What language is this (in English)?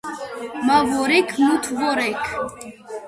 Georgian